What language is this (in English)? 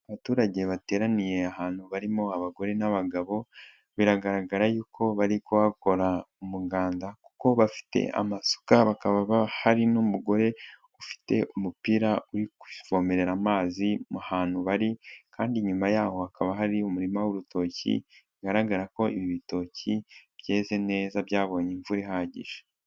Kinyarwanda